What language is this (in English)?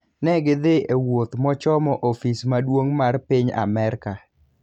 Luo (Kenya and Tanzania)